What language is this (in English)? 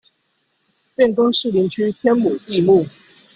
Chinese